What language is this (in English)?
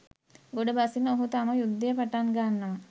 Sinhala